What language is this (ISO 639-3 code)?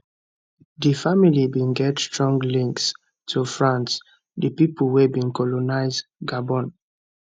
pcm